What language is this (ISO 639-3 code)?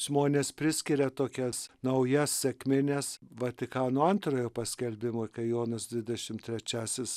lit